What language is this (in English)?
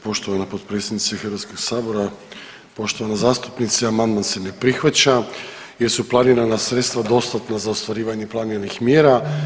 Croatian